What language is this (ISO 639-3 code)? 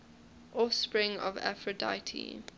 eng